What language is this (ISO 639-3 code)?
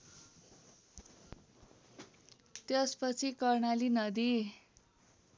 nep